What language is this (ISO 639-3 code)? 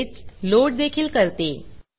mar